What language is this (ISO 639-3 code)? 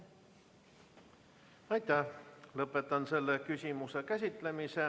est